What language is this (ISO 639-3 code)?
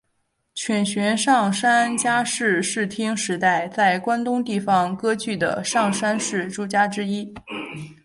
zho